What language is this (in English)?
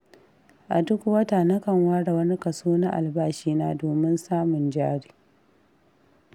Hausa